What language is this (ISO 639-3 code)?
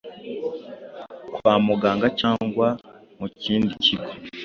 kin